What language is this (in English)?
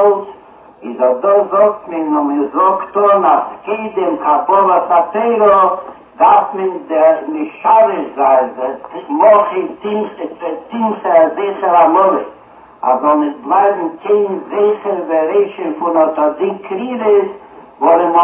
Hebrew